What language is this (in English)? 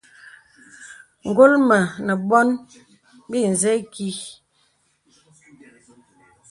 Bebele